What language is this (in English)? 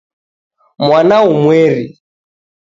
Taita